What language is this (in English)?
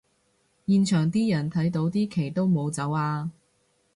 Cantonese